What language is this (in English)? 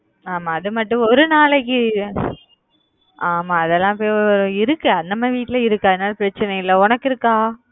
Tamil